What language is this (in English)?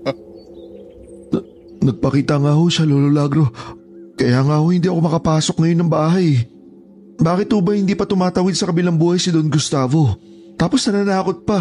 Filipino